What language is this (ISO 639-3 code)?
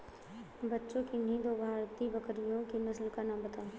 hin